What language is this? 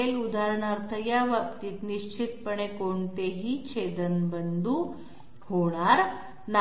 Marathi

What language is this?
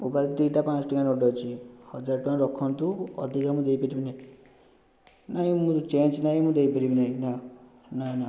Odia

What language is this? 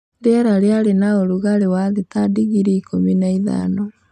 Kikuyu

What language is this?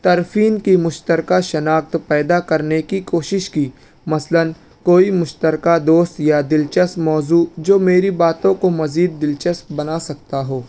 Urdu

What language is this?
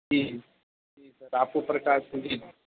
Urdu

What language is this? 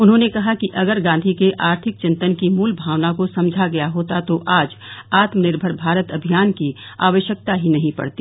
Hindi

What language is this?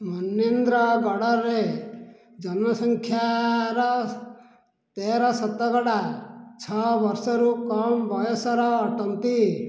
Odia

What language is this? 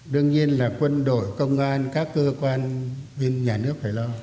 Vietnamese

